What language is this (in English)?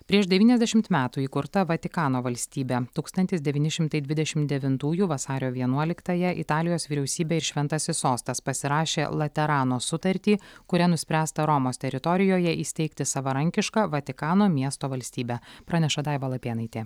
Lithuanian